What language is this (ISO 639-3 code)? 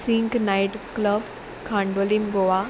kok